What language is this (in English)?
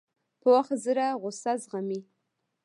Pashto